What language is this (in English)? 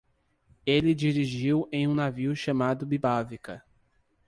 Portuguese